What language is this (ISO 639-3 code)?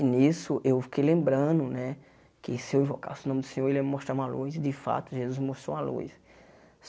por